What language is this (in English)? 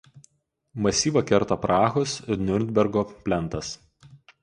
Lithuanian